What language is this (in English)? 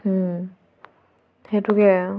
Assamese